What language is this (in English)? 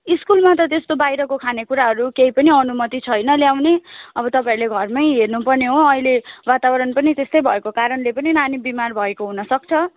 Nepali